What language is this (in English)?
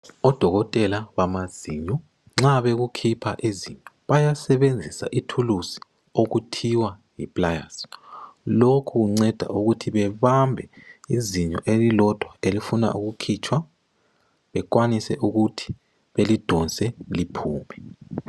North Ndebele